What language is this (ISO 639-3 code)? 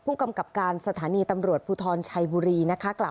tha